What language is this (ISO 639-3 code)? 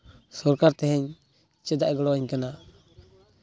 sat